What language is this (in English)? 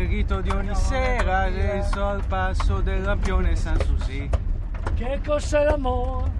Italian